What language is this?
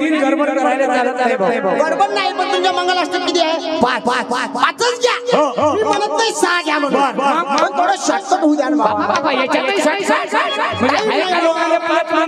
Indonesian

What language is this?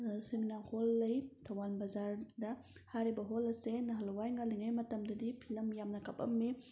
Manipuri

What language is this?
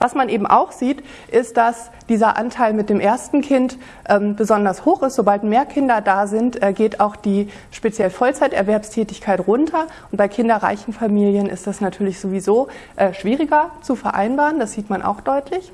German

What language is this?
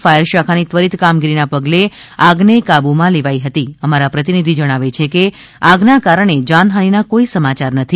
Gujarati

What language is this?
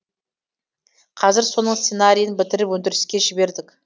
Kazakh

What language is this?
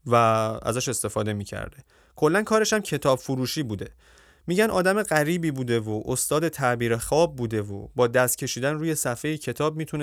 Persian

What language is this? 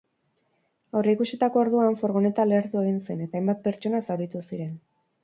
Basque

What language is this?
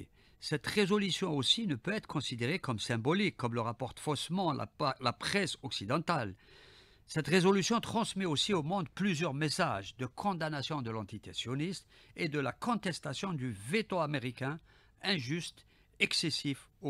French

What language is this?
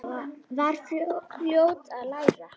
Icelandic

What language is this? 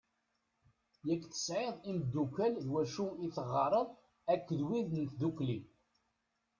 Kabyle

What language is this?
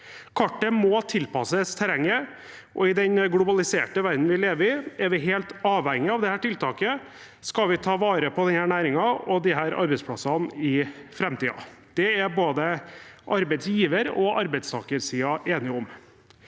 Norwegian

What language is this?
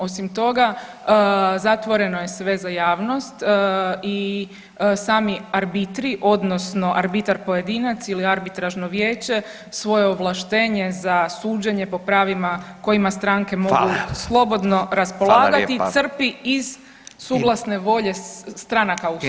Croatian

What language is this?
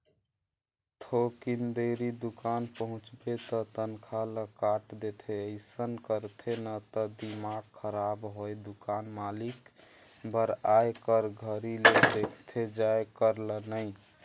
Chhattisgarhi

